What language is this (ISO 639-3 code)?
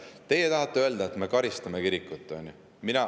est